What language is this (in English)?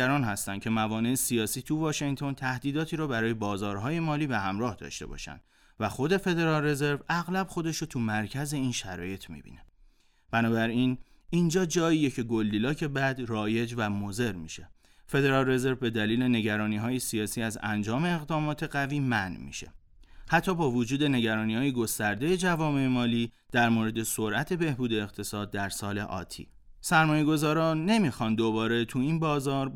Persian